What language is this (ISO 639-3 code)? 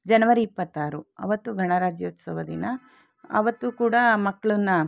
kan